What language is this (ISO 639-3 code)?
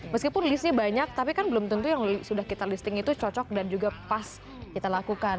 ind